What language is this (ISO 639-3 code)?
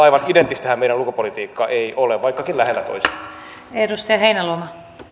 fin